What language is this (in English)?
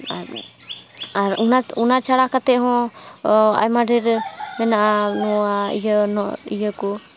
Santali